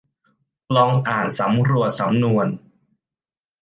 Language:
Thai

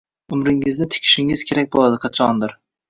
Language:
Uzbek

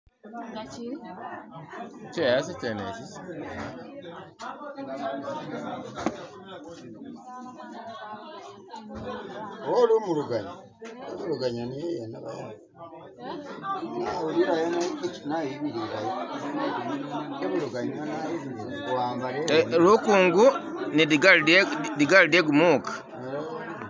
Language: Masaaba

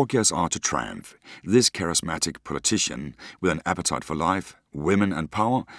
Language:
Danish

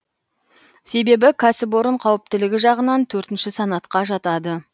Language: Kazakh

